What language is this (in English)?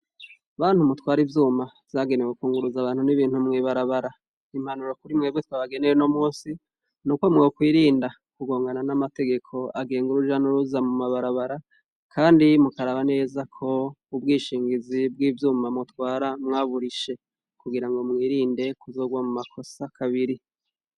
Rundi